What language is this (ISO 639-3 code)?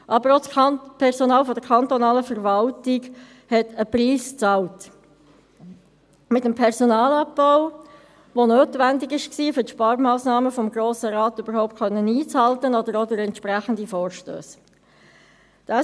gsw